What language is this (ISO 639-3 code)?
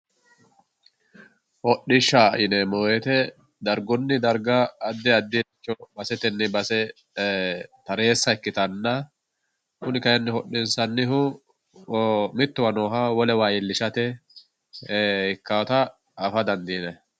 sid